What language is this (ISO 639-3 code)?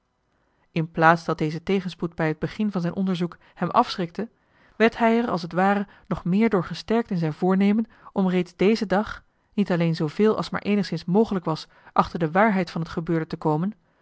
nld